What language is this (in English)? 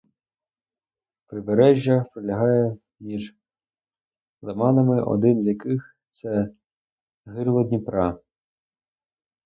Ukrainian